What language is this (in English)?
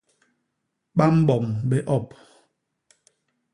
Basaa